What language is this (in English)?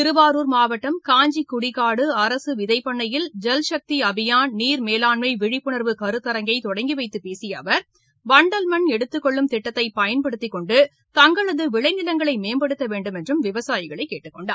Tamil